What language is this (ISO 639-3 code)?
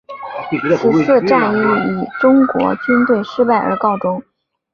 zho